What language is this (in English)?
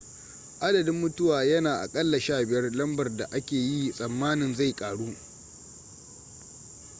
Hausa